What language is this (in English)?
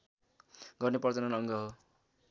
Nepali